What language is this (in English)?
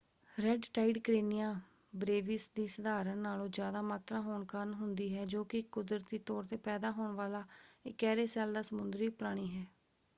Punjabi